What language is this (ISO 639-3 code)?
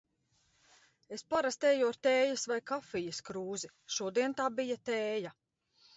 lav